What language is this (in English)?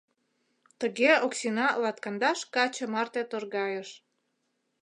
Mari